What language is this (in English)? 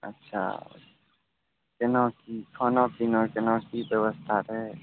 Maithili